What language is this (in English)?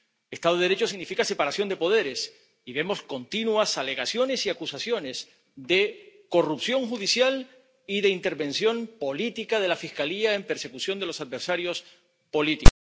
Spanish